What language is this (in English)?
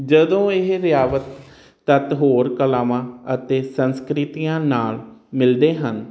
Punjabi